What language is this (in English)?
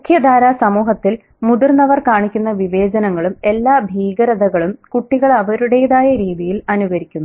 Malayalam